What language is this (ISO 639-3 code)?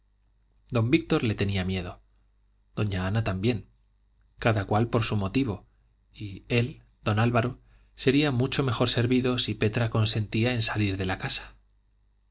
spa